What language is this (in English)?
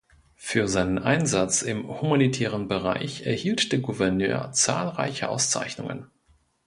German